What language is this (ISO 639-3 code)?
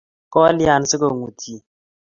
kln